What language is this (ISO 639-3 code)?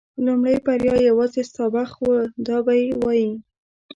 pus